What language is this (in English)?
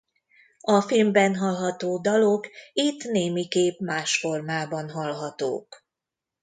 Hungarian